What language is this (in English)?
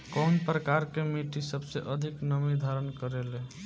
Bhojpuri